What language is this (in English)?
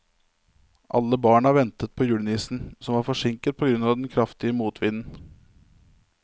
Norwegian